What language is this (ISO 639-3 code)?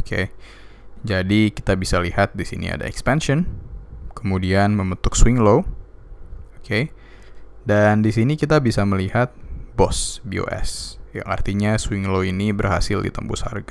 ind